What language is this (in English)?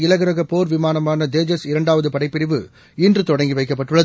Tamil